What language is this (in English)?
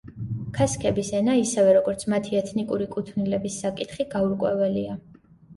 Georgian